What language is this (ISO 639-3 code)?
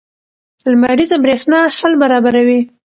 pus